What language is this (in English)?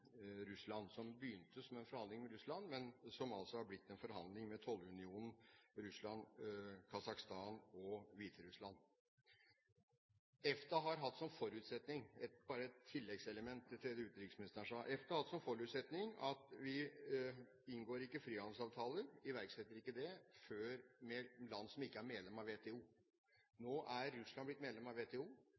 Norwegian Bokmål